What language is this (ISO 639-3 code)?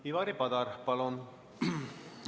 est